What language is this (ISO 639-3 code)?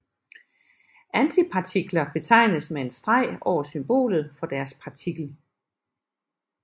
dan